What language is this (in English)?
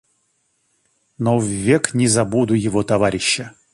Russian